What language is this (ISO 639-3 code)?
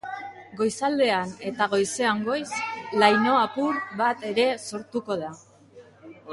eus